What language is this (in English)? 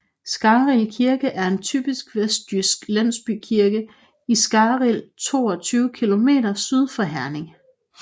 Danish